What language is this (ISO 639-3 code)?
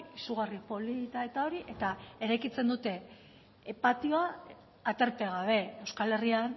eus